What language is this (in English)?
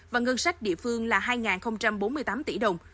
Vietnamese